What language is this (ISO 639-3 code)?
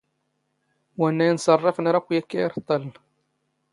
zgh